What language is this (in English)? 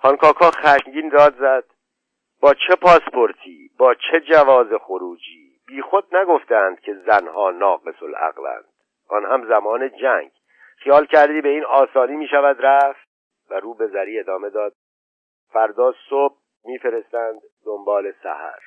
Persian